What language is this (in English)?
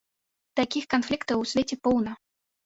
Belarusian